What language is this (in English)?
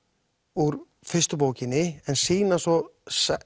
Icelandic